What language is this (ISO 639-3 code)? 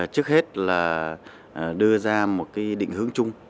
vie